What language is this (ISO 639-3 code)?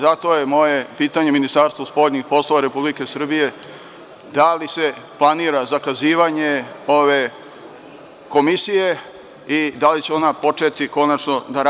srp